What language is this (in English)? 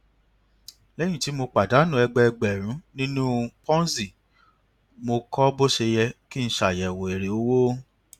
Yoruba